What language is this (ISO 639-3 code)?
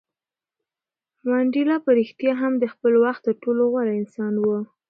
pus